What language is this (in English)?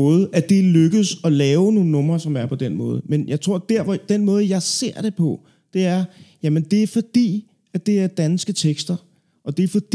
Danish